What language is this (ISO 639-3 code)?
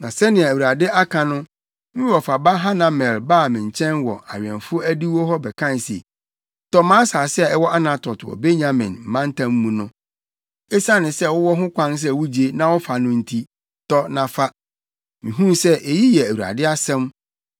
aka